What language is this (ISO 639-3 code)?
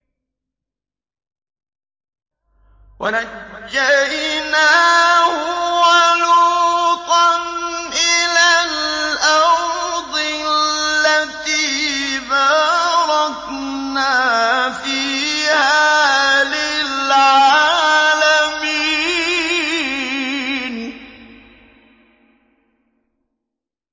ara